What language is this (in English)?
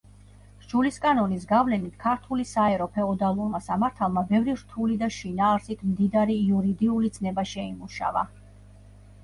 Georgian